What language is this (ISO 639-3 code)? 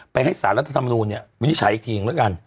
tha